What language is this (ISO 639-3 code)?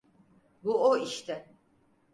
tur